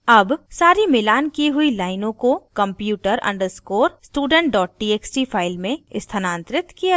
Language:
Hindi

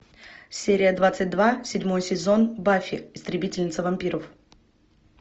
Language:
Russian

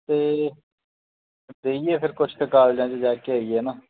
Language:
Punjabi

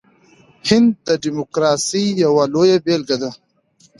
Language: Pashto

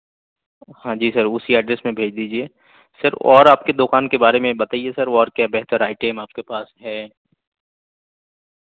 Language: Urdu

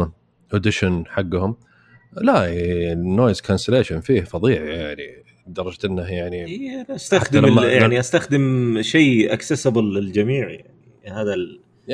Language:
Arabic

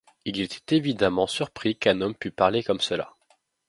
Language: French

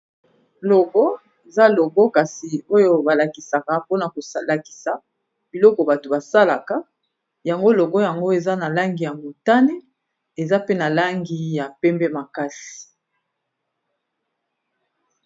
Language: Lingala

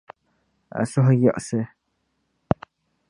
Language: Dagbani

